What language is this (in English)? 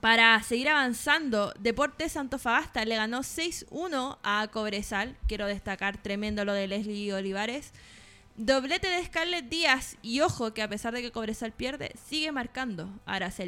Spanish